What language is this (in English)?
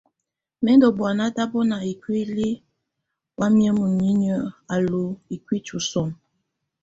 Tunen